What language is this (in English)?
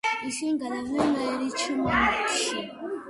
Georgian